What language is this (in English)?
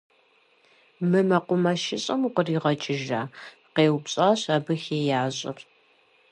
Kabardian